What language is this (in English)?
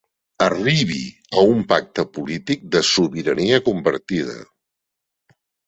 Catalan